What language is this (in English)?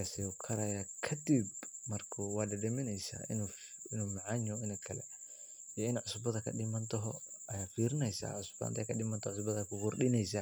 Somali